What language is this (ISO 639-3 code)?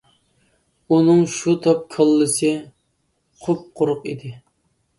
uig